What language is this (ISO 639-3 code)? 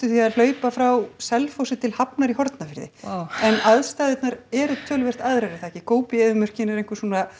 isl